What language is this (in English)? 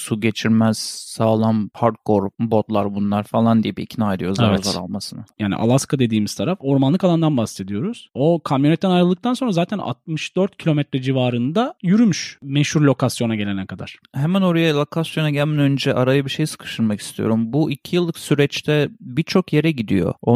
Turkish